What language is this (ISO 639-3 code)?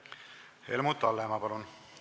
est